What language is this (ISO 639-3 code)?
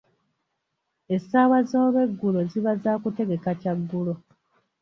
lug